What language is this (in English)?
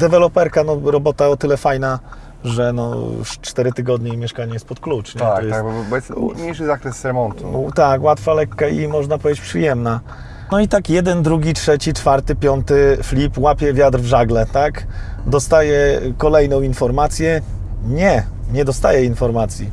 Polish